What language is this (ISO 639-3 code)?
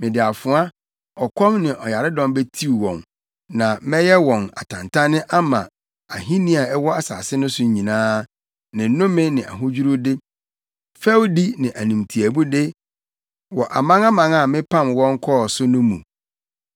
aka